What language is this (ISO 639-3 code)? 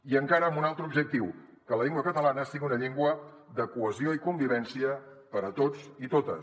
cat